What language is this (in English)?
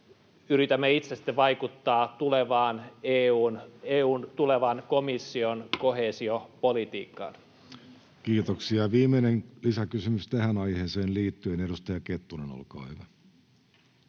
Finnish